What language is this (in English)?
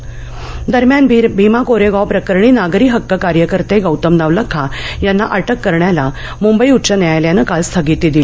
Marathi